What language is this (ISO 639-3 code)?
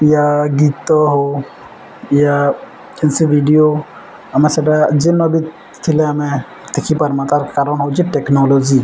ori